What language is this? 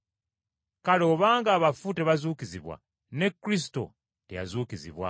Ganda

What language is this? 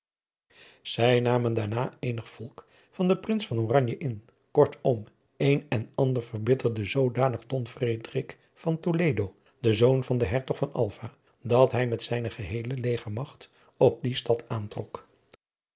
Dutch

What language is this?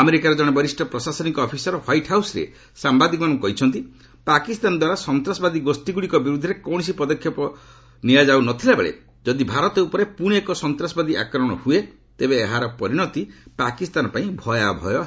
Odia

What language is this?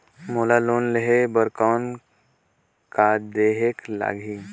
Chhattisgarhi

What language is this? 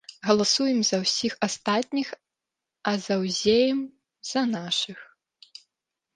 Belarusian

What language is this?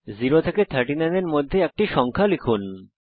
Bangla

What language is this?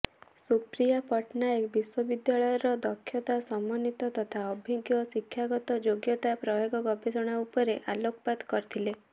Odia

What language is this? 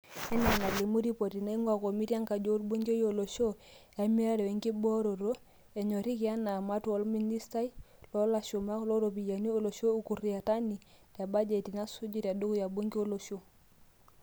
Masai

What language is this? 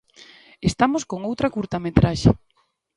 Galician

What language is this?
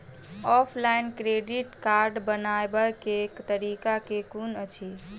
Maithili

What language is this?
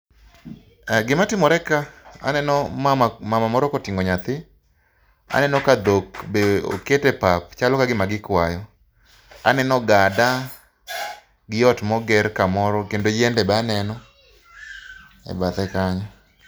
Luo (Kenya and Tanzania)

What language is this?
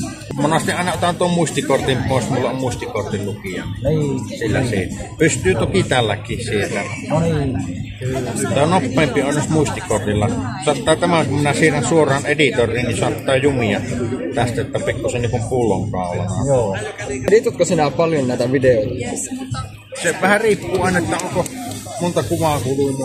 Finnish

